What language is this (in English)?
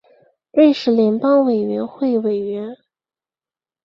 Chinese